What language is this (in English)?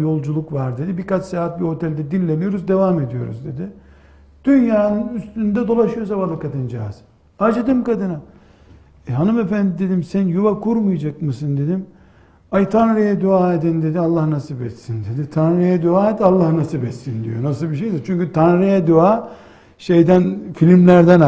Turkish